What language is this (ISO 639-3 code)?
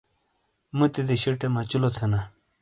scl